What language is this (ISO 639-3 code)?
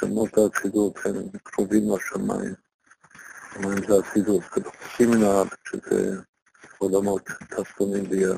heb